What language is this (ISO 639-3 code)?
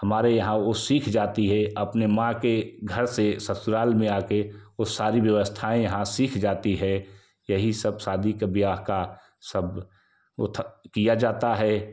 hin